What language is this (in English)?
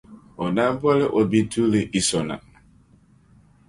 Dagbani